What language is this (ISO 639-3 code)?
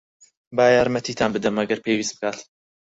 ckb